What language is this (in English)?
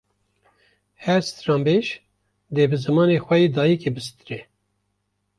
Kurdish